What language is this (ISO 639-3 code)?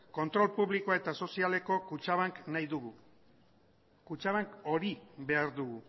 eus